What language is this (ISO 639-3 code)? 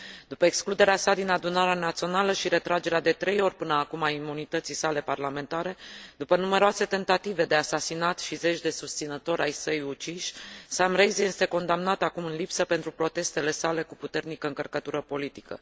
ron